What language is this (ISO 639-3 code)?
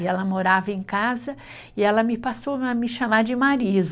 por